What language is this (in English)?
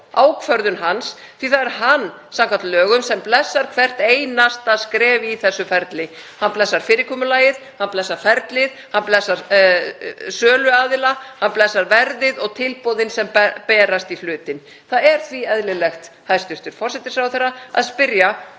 Icelandic